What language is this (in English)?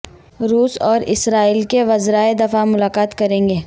Urdu